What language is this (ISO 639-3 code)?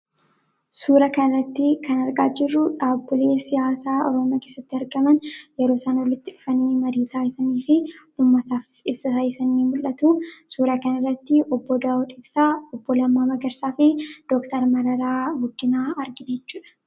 orm